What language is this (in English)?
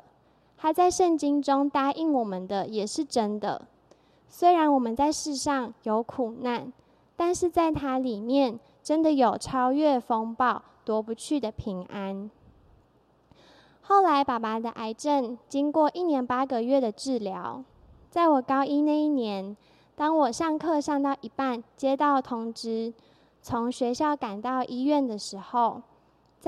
Chinese